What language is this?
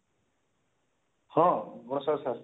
Odia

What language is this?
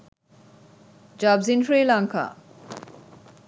Sinhala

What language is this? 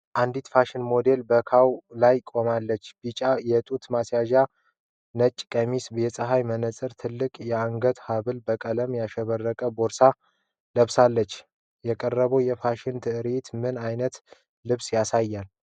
Amharic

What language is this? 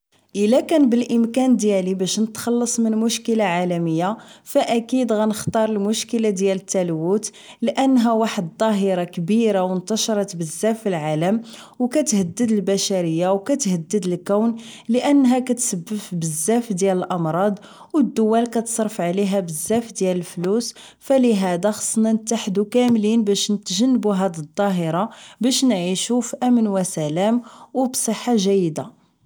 Moroccan Arabic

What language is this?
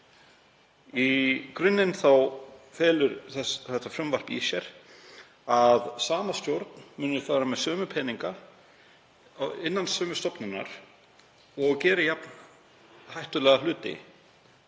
Icelandic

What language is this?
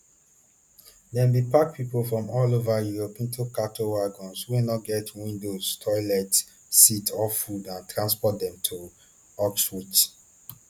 Nigerian Pidgin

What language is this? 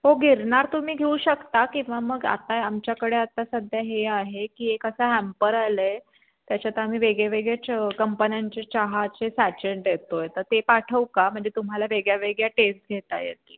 Marathi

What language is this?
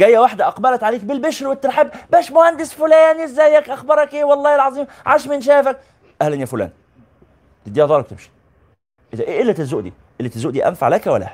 Arabic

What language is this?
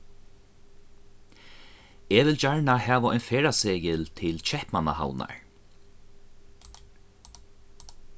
Faroese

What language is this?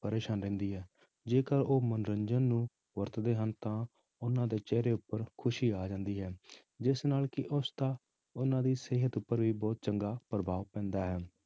Punjabi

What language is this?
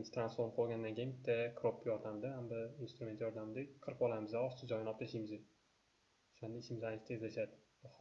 Turkish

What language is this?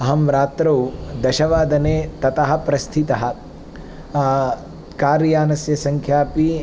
Sanskrit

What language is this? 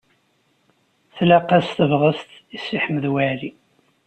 Kabyle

